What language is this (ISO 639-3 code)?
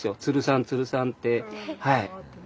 jpn